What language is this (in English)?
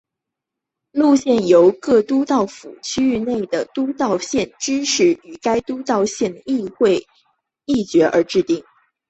Chinese